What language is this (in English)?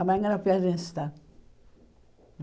Portuguese